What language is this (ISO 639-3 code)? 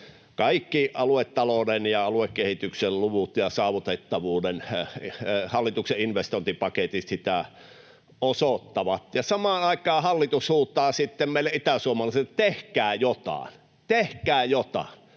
fin